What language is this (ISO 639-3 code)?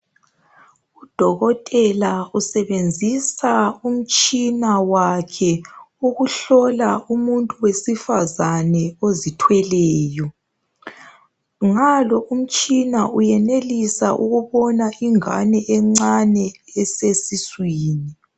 nde